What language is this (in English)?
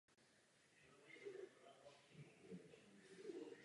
Czech